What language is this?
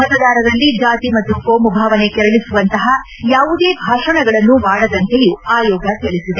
Kannada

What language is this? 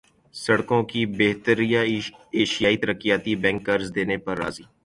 Urdu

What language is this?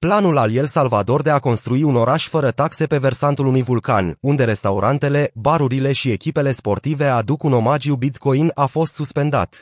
Romanian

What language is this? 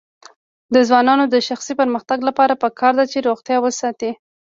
Pashto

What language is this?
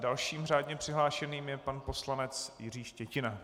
Czech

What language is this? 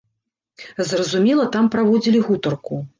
Belarusian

